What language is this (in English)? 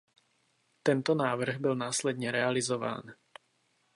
Czech